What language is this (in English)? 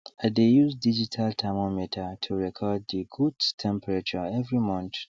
Nigerian Pidgin